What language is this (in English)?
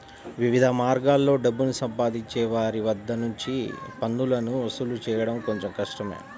Telugu